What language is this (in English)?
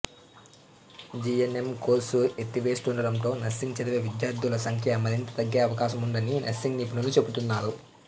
Telugu